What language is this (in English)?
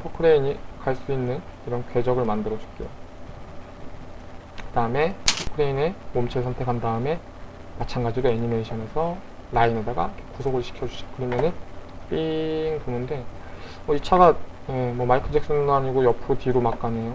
Korean